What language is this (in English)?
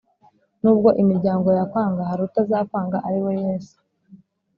Kinyarwanda